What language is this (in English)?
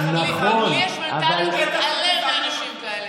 Hebrew